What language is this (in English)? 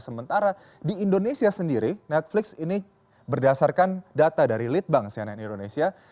Indonesian